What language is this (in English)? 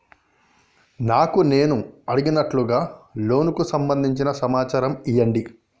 Telugu